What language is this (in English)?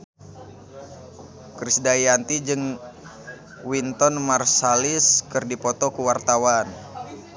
Sundanese